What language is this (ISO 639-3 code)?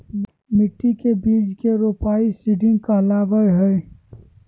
mag